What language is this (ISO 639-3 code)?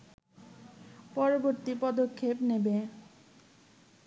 ben